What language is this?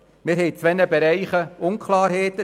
Swiss German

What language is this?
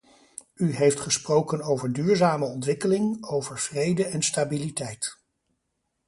Dutch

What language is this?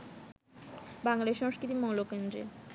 Bangla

